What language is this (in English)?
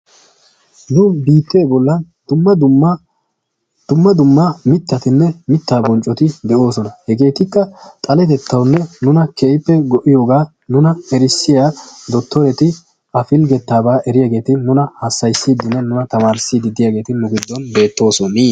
Wolaytta